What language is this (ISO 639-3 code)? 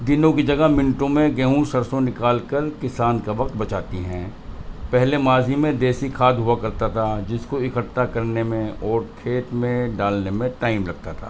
urd